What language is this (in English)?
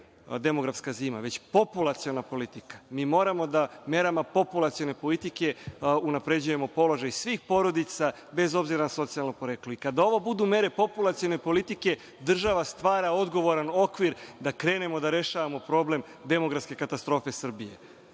Serbian